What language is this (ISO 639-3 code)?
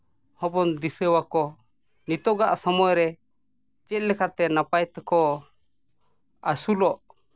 sat